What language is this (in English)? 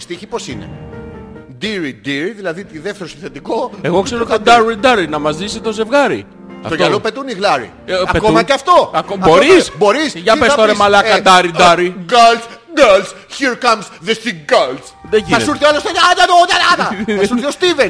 Greek